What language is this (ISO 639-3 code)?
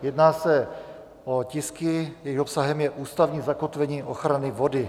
ces